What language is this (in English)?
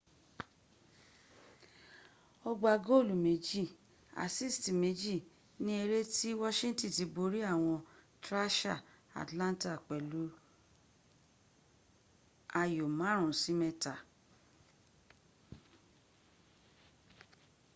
Yoruba